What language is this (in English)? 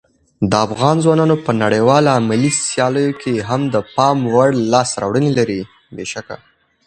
Pashto